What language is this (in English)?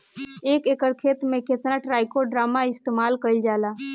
Bhojpuri